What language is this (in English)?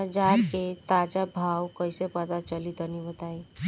Bhojpuri